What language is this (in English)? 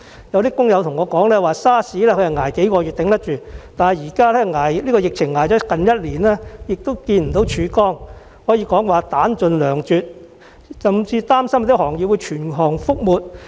Cantonese